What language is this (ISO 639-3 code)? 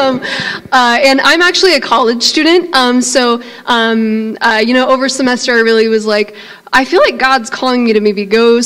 eng